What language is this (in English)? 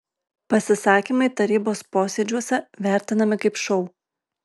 Lithuanian